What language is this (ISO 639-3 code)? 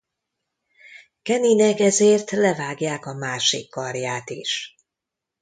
hun